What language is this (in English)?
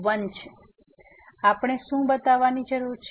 Gujarati